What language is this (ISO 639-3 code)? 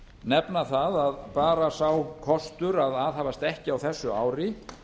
isl